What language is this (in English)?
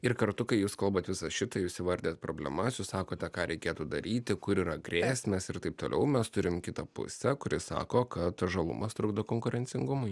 Lithuanian